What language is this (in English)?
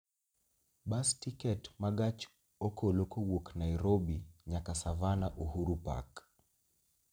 Luo (Kenya and Tanzania)